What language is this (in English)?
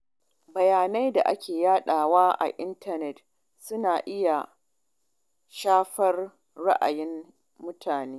Hausa